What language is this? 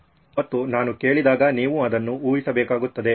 Kannada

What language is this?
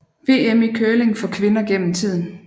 Danish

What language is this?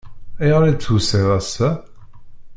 Kabyle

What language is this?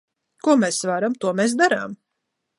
Latvian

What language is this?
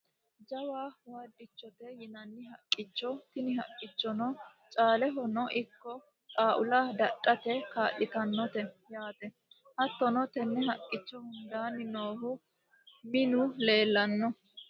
Sidamo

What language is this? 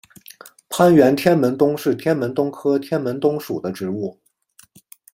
Chinese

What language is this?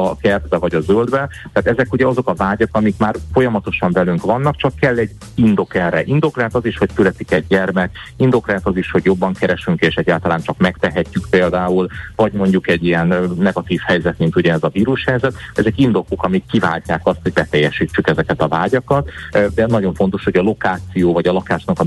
Hungarian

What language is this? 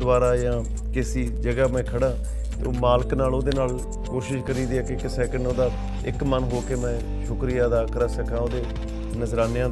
Punjabi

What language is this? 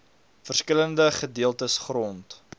Afrikaans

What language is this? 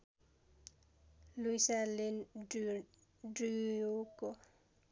Nepali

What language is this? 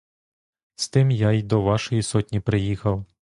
Ukrainian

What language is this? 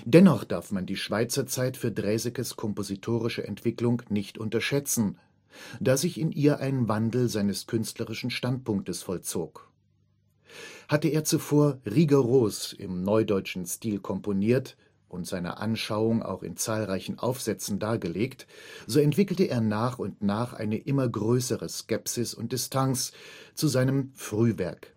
German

